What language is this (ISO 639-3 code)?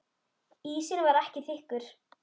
isl